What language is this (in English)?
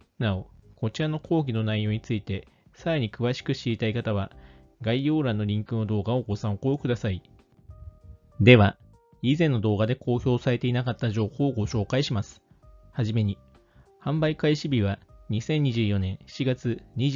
Japanese